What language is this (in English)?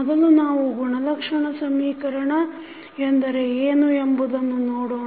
Kannada